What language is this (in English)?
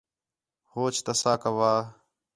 Khetrani